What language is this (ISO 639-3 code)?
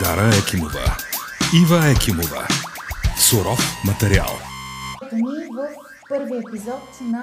bul